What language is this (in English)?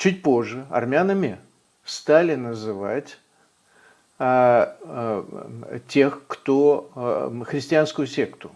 Russian